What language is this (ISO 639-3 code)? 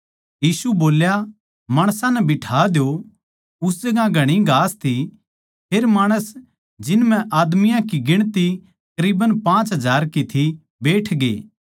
bgc